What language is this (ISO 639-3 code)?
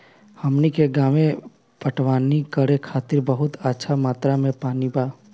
bho